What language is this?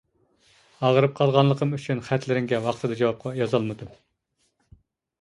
Uyghur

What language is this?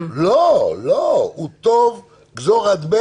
Hebrew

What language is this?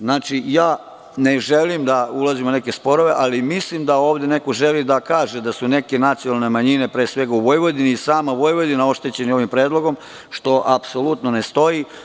Serbian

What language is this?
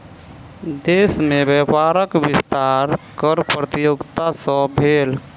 Maithili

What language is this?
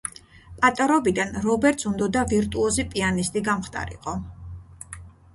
Georgian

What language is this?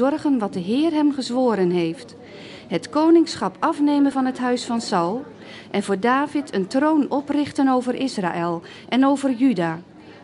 Dutch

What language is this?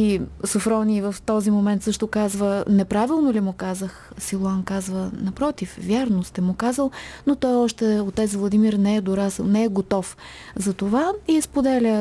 Bulgarian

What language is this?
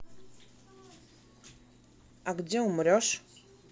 Russian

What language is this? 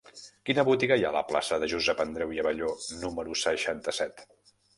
Catalan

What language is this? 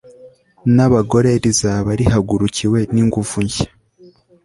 Kinyarwanda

